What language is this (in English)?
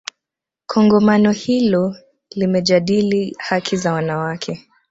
Swahili